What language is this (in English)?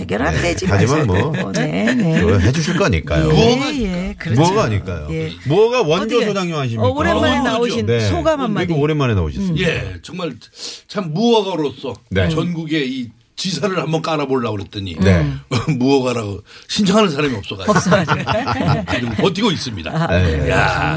Korean